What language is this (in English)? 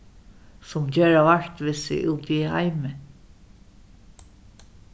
Faroese